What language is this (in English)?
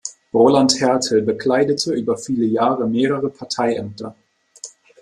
German